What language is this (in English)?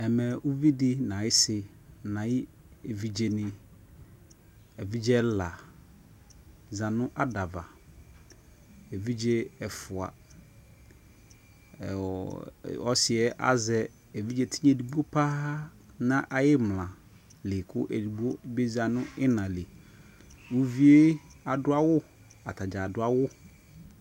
Ikposo